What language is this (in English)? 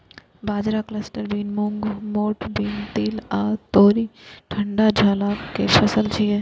Maithili